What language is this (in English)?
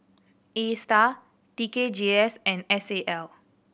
English